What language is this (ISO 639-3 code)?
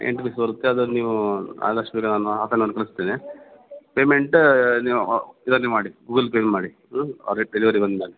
kan